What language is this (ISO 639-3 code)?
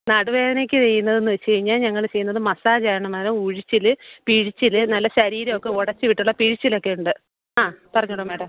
mal